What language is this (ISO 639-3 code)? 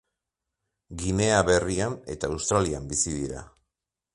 eus